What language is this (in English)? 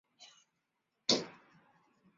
Chinese